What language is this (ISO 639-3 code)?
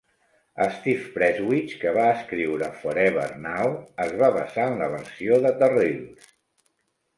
cat